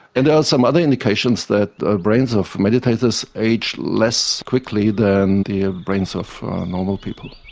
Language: English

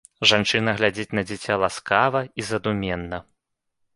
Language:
Belarusian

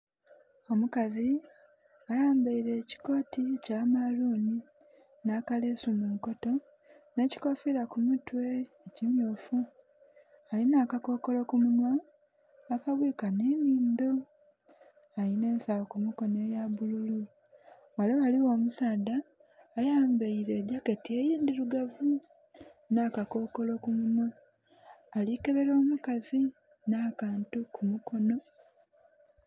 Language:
Soga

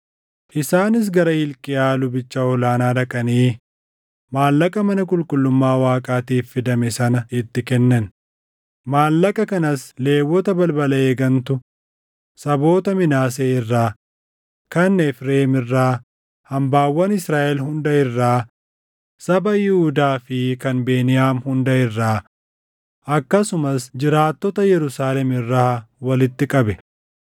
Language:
Oromo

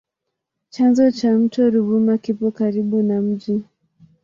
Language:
Swahili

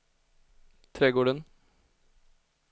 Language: Swedish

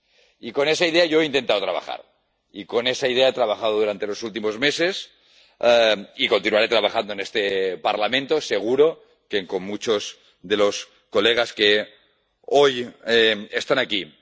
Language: Spanish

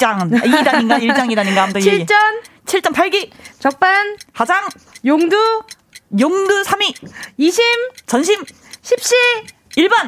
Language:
Korean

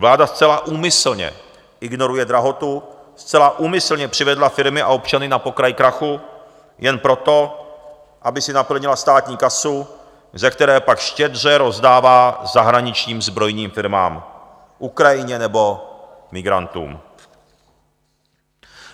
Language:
Czech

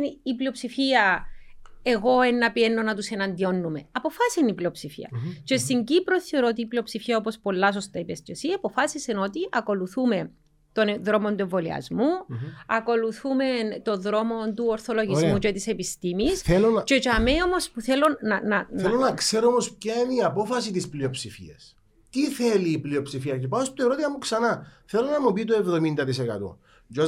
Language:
Greek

